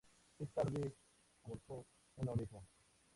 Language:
Spanish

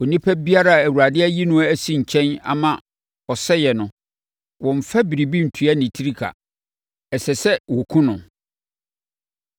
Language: Akan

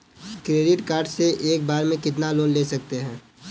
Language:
Hindi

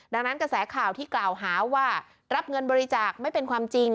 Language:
Thai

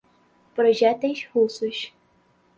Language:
Portuguese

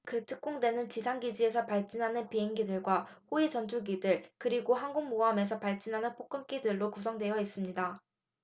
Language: Korean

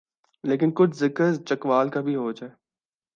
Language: Urdu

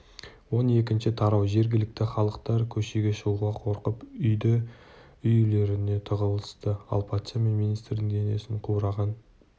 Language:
Kazakh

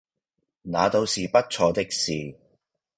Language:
Cantonese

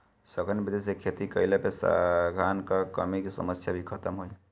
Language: Bhojpuri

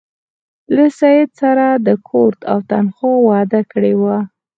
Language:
Pashto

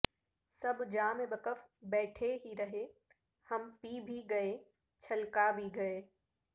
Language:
Urdu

